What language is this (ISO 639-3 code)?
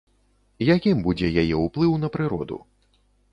bel